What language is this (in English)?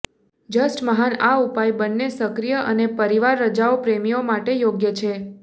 Gujarati